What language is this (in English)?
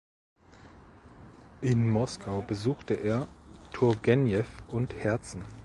German